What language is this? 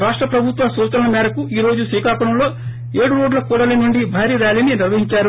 Telugu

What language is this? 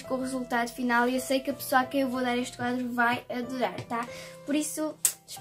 Portuguese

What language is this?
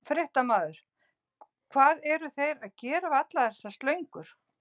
Icelandic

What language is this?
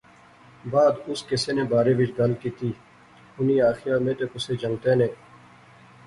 Pahari-Potwari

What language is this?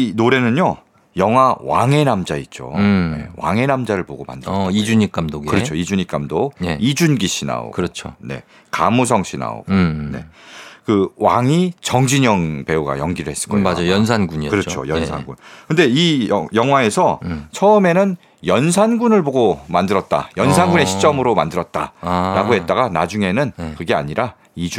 Korean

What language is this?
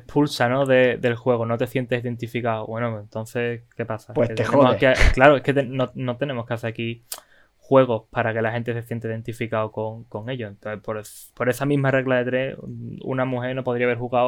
Spanish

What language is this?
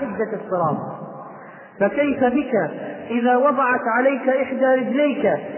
Arabic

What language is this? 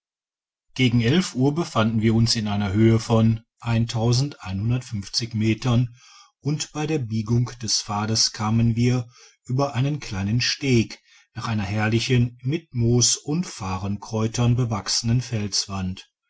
German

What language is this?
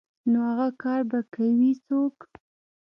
Pashto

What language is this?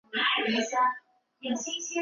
Chinese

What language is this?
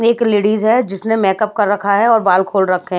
Hindi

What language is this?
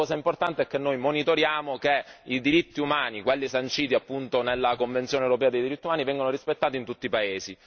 Italian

